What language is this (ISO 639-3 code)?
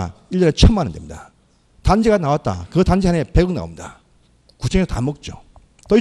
kor